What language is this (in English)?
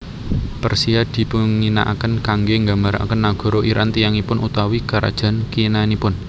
Javanese